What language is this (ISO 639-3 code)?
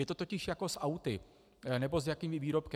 ces